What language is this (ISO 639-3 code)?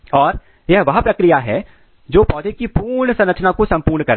hin